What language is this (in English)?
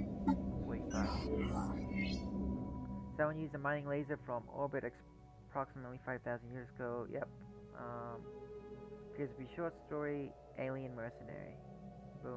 English